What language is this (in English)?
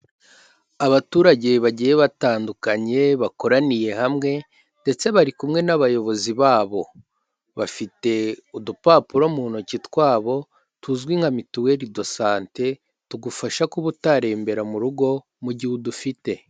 Kinyarwanda